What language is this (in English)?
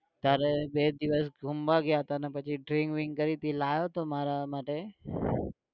Gujarati